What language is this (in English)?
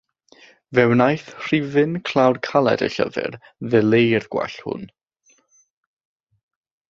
Welsh